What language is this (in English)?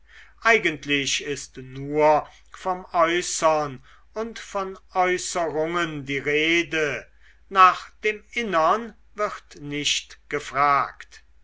German